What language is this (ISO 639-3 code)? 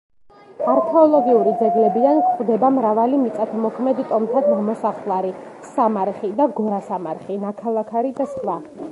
kat